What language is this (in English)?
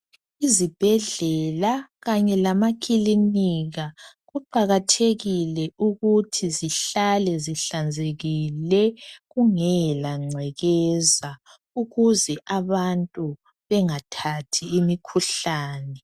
North Ndebele